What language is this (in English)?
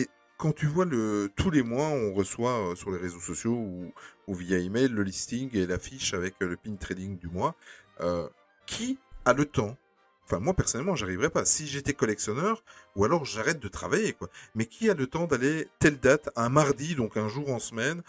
French